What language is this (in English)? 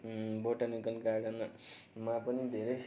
Nepali